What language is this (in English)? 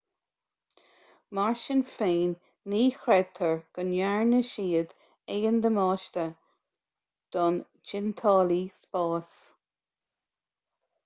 Irish